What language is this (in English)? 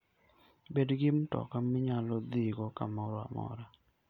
Luo (Kenya and Tanzania)